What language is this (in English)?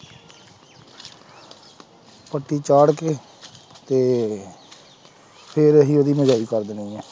Punjabi